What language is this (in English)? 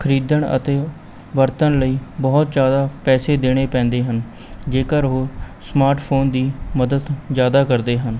Punjabi